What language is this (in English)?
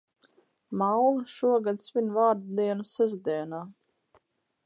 Latvian